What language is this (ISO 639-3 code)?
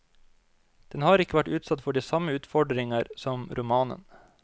nor